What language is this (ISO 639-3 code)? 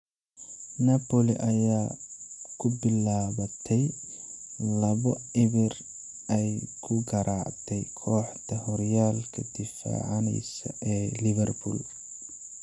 som